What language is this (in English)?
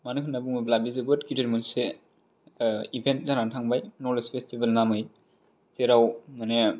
Bodo